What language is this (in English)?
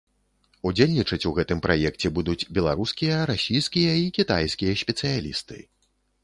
Belarusian